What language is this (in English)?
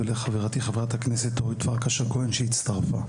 Hebrew